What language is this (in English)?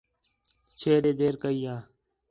Khetrani